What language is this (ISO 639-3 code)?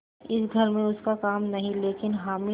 hin